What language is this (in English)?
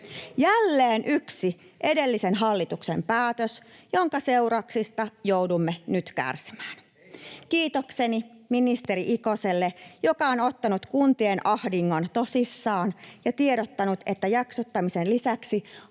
Finnish